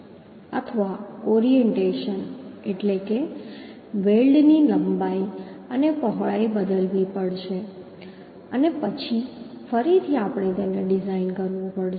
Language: Gujarati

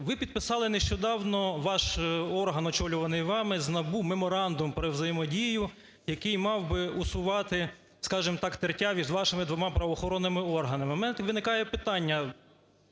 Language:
Ukrainian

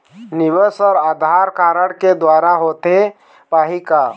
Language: Chhattisgarhi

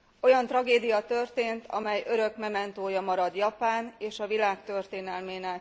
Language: Hungarian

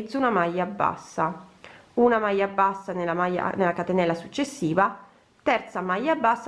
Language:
Italian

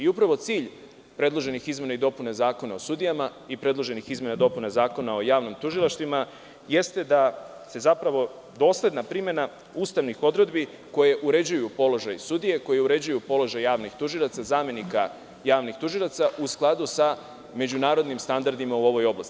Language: Serbian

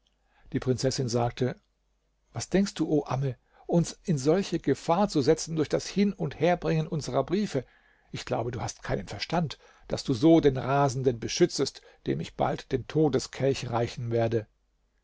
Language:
German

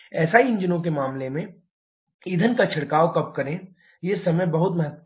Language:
Hindi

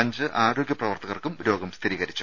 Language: Malayalam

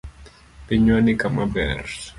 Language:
Luo (Kenya and Tanzania)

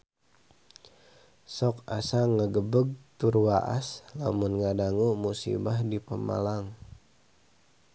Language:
Sundanese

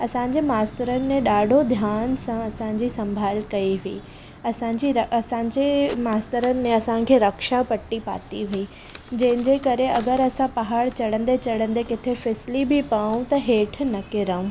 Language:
Sindhi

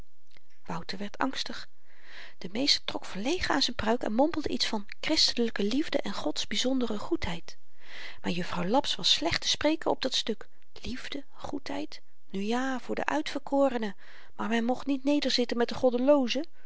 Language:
Dutch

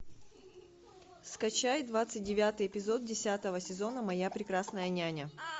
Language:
Russian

